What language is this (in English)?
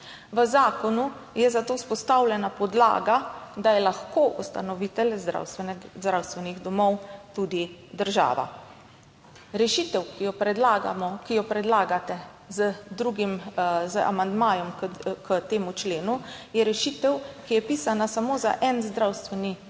Slovenian